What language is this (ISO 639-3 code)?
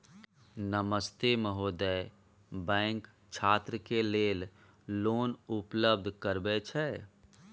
mai